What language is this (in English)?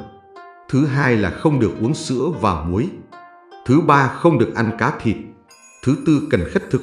Vietnamese